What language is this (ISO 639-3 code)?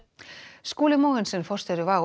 isl